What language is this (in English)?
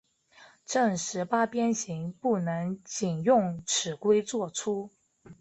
Chinese